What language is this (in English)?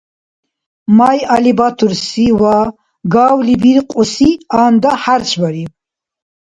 Dargwa